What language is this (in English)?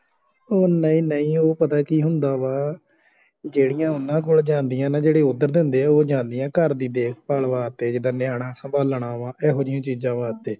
Punjabi